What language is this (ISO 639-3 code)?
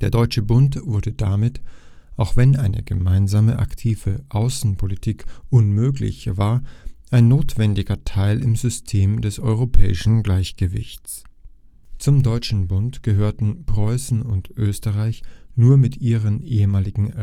deu